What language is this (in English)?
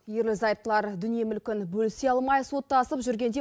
Kazakh